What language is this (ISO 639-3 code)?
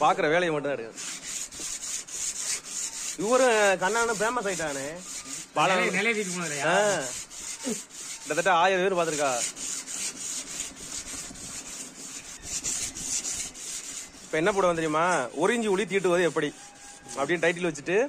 tam